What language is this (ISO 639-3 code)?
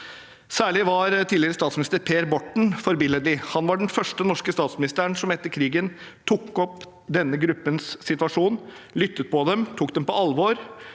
nor